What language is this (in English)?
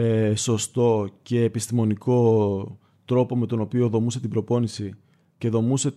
Greek